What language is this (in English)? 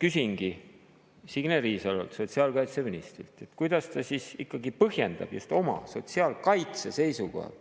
Estonian